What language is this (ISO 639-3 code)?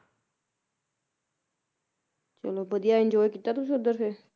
pan